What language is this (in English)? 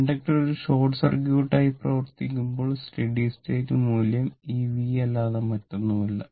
Malayalam